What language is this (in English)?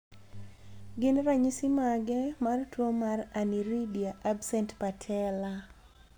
Luo (Kenya and Tanzania)